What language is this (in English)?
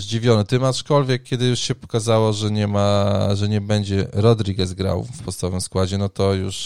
Polish